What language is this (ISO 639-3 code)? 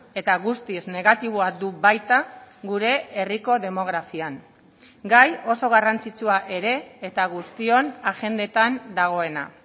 eus